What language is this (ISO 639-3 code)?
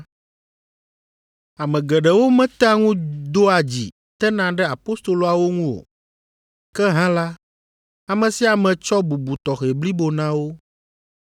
ewe